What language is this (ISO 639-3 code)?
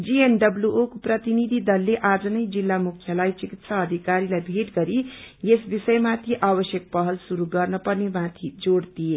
nep